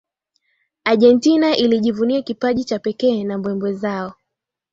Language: Swahili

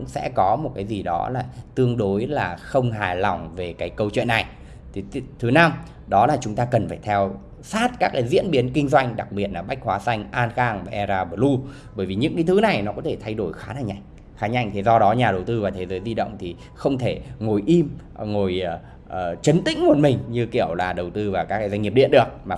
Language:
Vietnamese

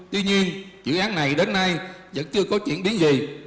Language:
Vietnamese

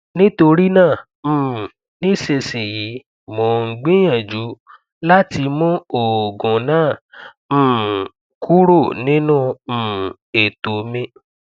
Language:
Yoruba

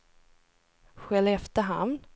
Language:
Swedish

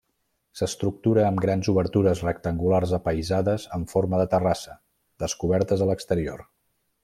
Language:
Catalan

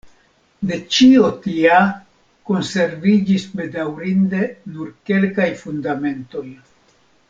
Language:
Esperanto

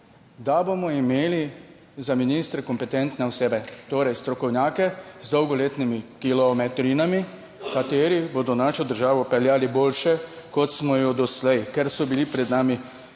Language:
Slovenian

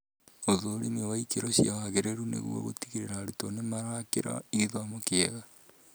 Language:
Kikuyu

